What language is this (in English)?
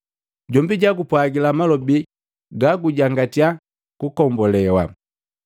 Matengo